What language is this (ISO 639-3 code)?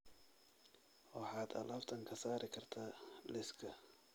som